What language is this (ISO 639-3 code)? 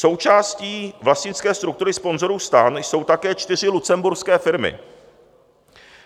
ces